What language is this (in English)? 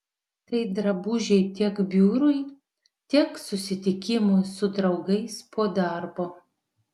Lithuanian